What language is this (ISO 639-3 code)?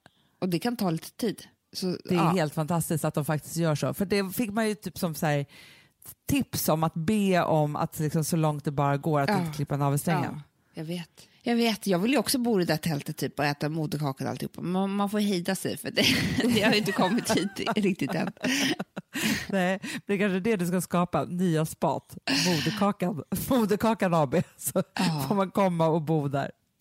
swe